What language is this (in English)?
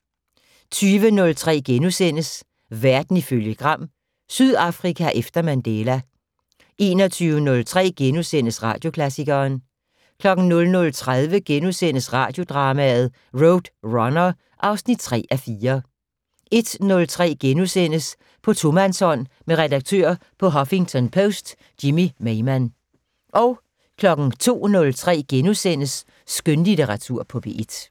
Danish